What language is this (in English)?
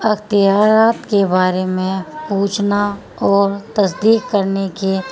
Urdu